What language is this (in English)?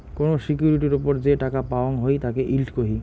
Bangla